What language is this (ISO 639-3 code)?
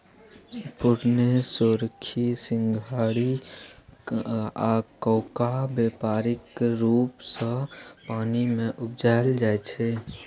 mai